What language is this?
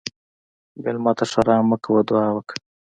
Pashto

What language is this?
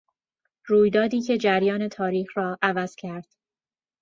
Persian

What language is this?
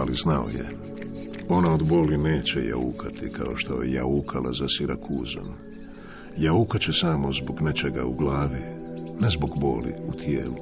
Croatian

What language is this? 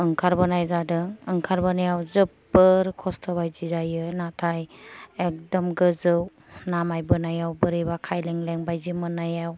Bodo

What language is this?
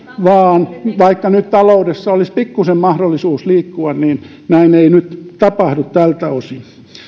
Finnish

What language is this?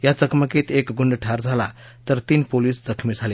Marathi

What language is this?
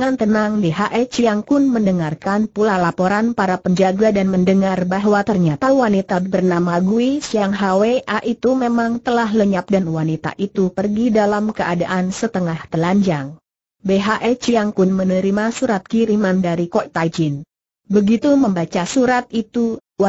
Indonesian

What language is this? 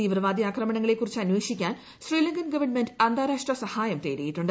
Malayalam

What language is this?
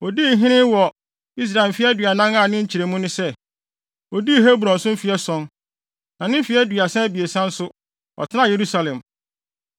Akan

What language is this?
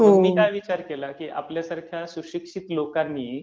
Marathi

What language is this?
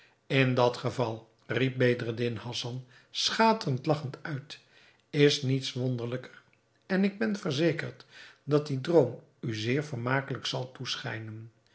Dutch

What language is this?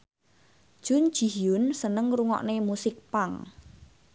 Javanese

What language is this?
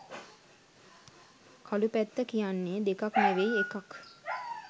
Sinhala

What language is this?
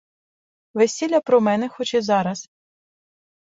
Ukrainian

